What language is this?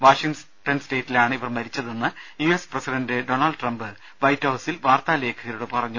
Malayalam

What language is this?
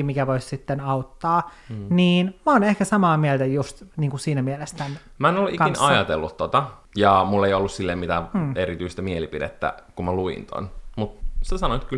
Finnish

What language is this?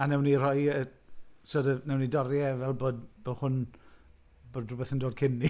Welsh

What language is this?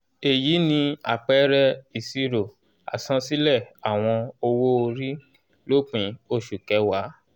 Yoruba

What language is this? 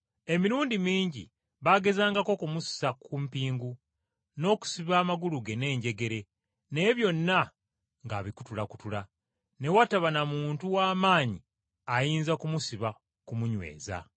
Ganda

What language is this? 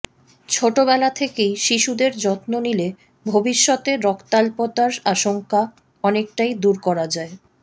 Bangla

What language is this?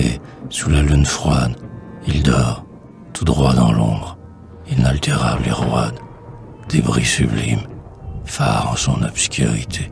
French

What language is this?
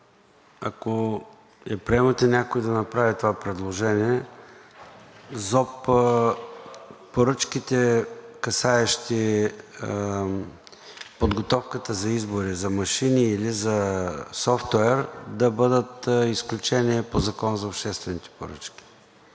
Bulgarian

